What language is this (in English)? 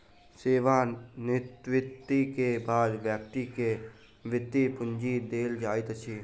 Maithili